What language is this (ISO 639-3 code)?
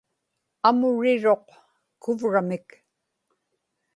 ipk